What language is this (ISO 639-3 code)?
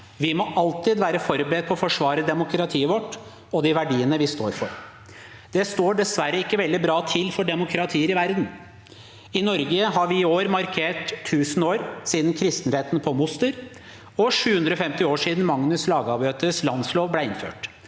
nor